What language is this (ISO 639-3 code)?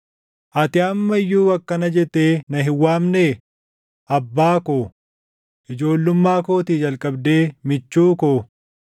orm